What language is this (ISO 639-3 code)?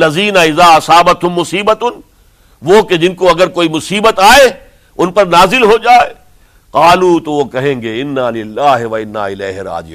urd